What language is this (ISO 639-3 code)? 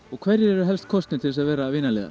isl